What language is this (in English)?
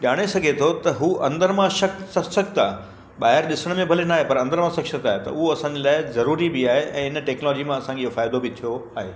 Sindhi